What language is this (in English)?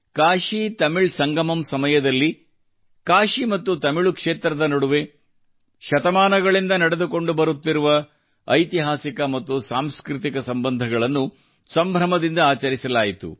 Kannada